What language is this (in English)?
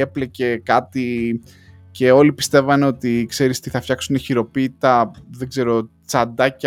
Greek